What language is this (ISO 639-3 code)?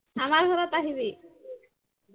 asm